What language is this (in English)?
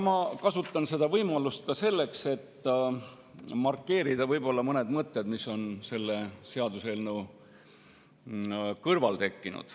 Estonian